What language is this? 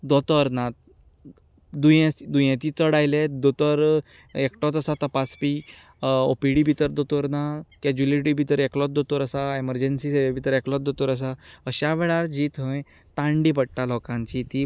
Konkani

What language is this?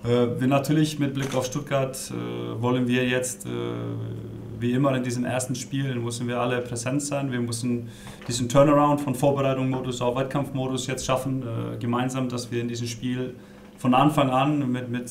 German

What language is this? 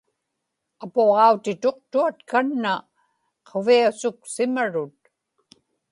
Inupiaq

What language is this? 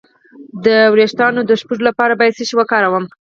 Pashto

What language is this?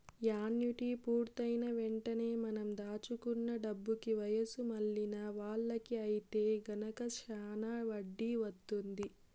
Telugu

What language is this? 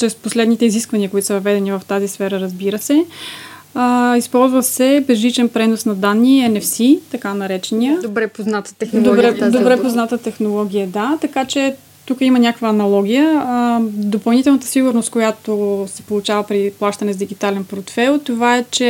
Bulgarian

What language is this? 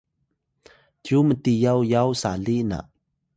Atayal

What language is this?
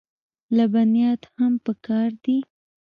Pashto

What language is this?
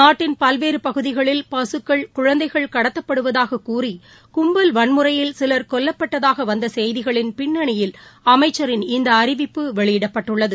Tamil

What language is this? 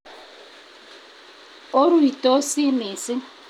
Kalenjin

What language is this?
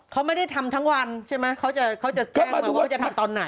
Thai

